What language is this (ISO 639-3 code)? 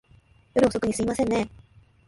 jpn